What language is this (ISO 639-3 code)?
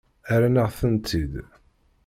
kab